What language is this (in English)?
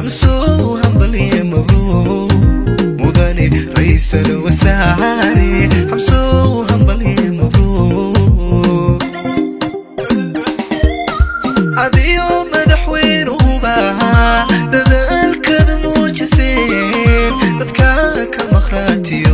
Arabic